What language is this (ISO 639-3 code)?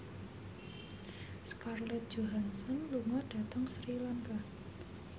jav